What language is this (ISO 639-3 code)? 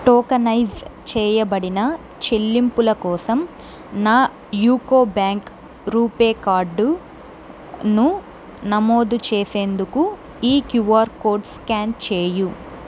tel